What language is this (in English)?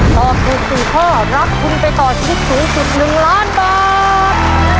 Thai